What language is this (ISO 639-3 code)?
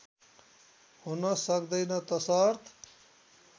nep